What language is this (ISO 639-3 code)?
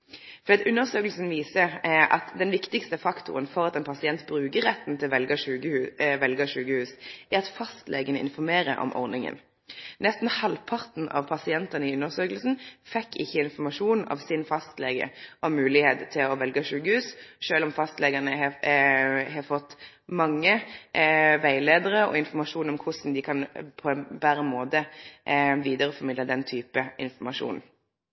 nno